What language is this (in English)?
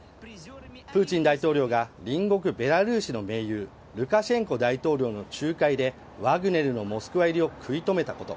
Japanese